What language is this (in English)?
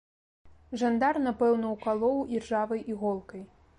Belarusian